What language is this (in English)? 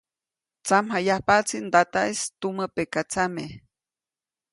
Copainalá Zoque